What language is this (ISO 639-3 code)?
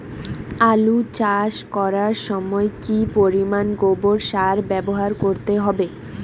ben